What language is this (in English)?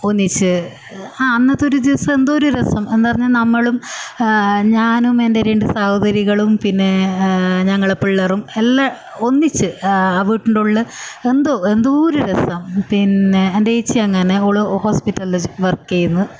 Malayalam